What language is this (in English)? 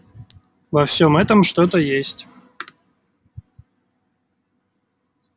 Russian